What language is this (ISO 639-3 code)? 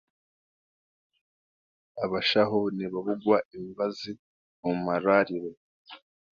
cgg